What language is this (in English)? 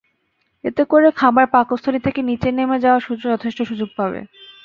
Bangla